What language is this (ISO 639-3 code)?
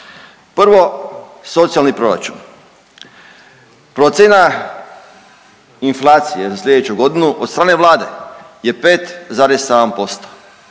hrv